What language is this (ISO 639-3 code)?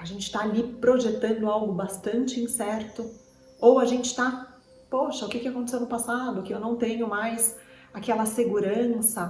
por